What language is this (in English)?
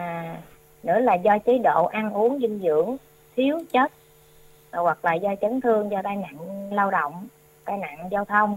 Vietnamese